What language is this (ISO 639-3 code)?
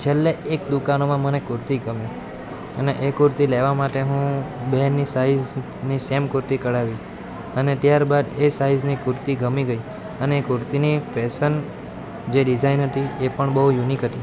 guj